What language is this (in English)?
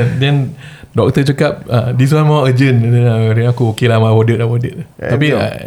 Malay